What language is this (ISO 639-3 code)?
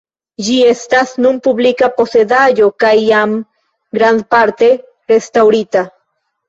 epo